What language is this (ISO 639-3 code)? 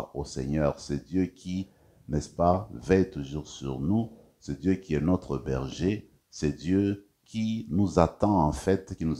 fra